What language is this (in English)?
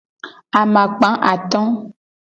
Gen